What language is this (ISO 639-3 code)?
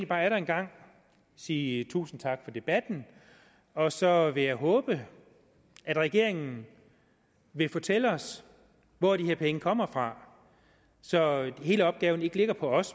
dan